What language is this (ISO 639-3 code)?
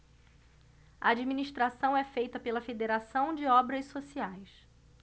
por